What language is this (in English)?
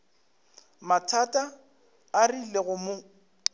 Northern Sotho